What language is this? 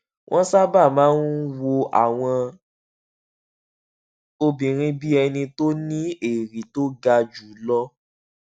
Yoruba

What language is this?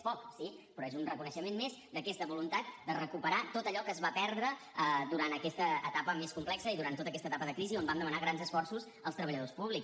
Catalan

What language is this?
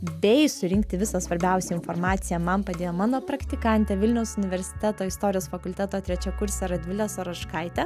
Lithuanian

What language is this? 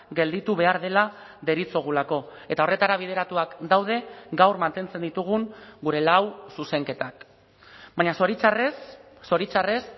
Basque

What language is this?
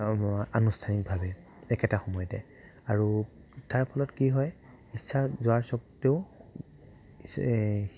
Assamese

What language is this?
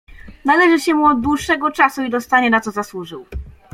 Polish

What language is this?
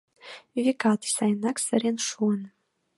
Mari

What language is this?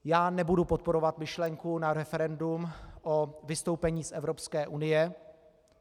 Czech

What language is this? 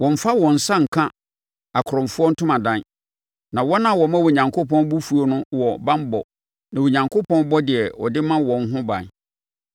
Akan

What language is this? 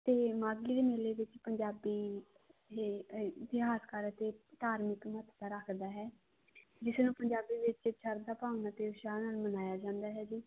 Punjabi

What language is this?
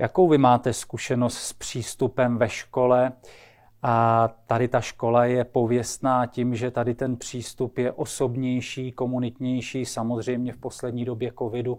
Czech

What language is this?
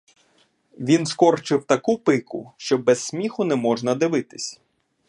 Ukrainian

